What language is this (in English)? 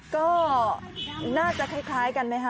Thai